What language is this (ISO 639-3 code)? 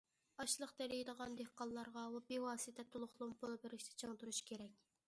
uig